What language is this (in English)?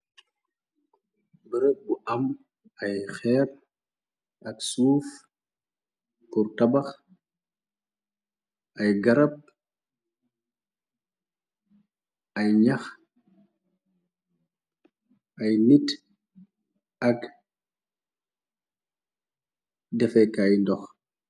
Wolof